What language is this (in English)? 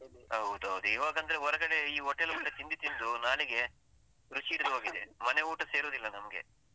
Kannada